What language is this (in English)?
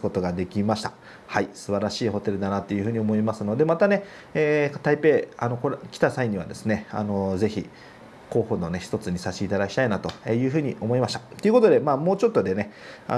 Japanese